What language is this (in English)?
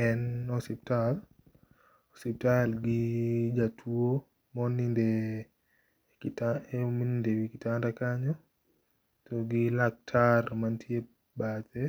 Luo (Kenya and Tanzania)